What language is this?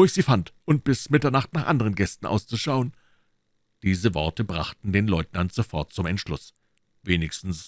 German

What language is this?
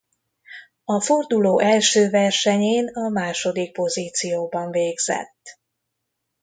Hungarian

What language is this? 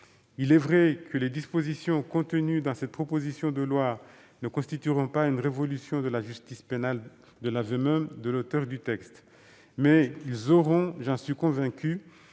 French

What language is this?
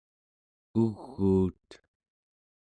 Central Yupik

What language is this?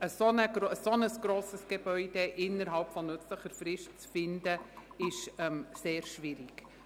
Swiss German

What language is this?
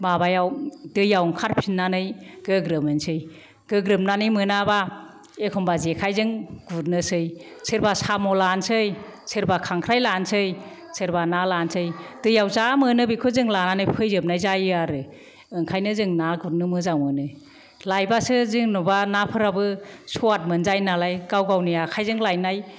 Bodo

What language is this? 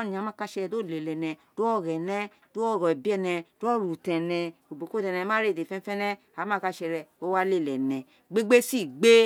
Isekiri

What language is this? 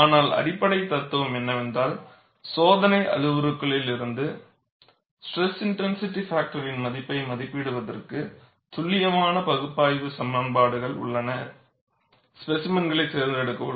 Tamil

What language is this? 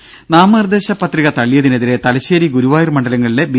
Malayalam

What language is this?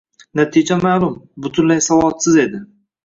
Uzbek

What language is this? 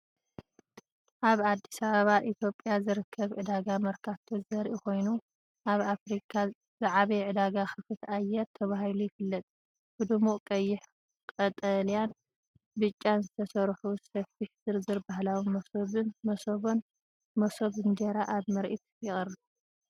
Tigrinya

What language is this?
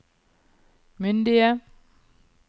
Norwegian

